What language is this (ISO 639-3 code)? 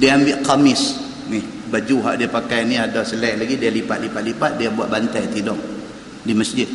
msa